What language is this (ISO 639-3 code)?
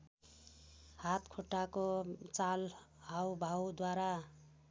nep